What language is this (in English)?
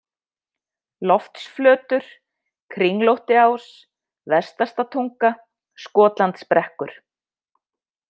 Icelandic